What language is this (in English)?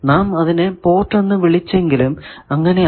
Malayalam